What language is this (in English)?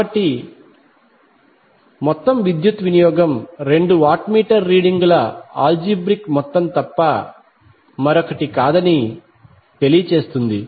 Telugu